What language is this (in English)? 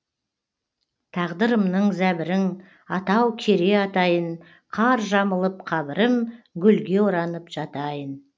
Kazakh